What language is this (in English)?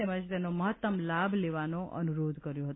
Gujarati